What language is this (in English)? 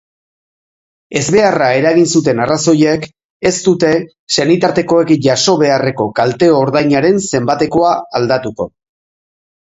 Basque